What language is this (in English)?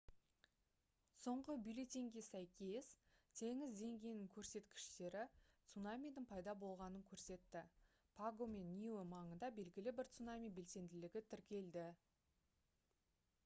Kazakh